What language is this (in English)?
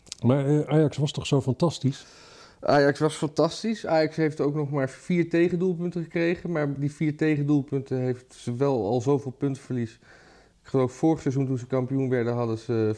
Dutch